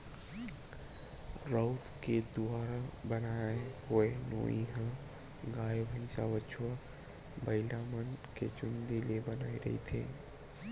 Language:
Chhattisgarhi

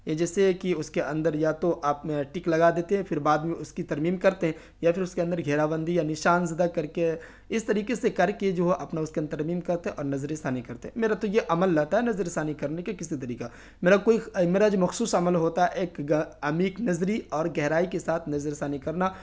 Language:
Urdu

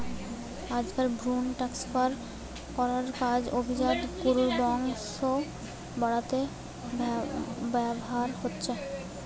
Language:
Bangla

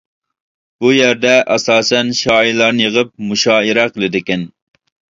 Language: Uyghur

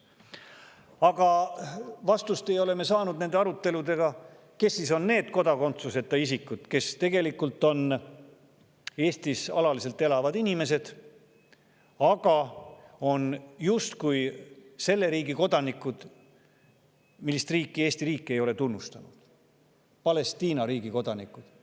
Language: Estonian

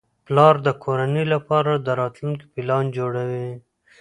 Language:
Pashto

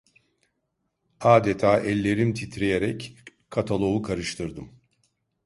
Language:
Turkish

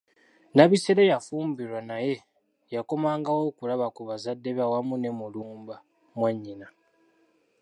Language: Ganda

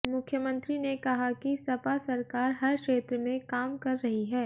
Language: Hindi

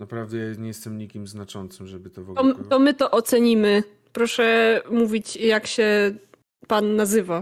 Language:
Polish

